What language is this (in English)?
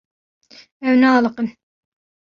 Kurdish